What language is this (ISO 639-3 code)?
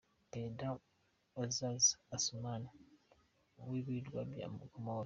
kin